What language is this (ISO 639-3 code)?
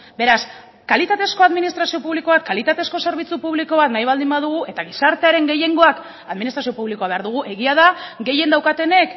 eus